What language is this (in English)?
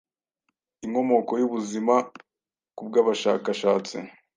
Kinyarwanda